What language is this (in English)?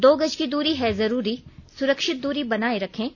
Hindi